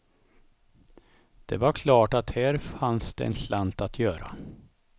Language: Swedish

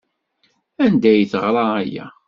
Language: Kabyle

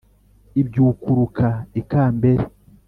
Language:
Kinyarwanda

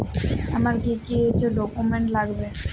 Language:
Bangla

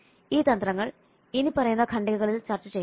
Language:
Malayalam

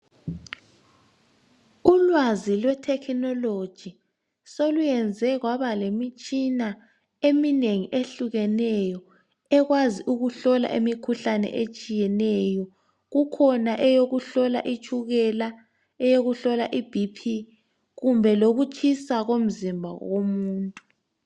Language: North Ndebele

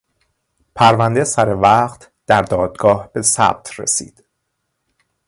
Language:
Persian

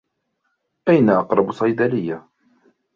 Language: Arabic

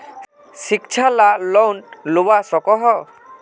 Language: Magahi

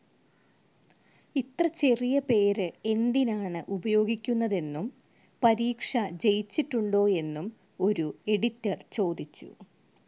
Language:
Malayalam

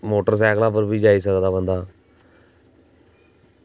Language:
Dogri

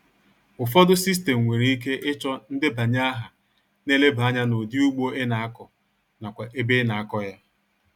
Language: Igbo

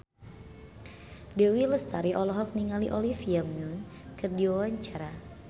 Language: Sundanese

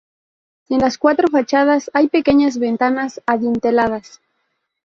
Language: Spanish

